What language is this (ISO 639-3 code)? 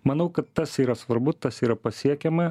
lit